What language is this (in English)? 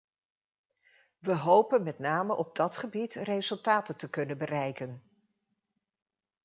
Dutch